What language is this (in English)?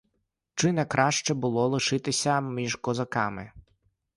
Ukrainian